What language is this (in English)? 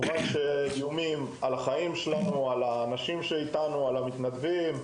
Hebrew